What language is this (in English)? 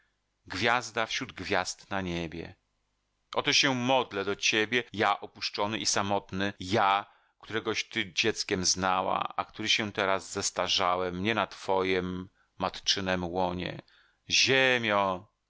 Polish